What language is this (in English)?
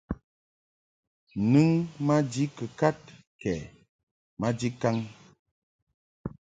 Mungaka